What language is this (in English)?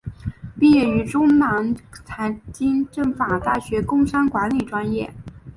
Chinese